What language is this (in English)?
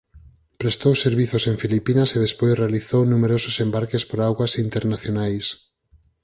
Galician